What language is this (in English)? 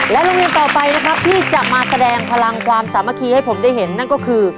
Thai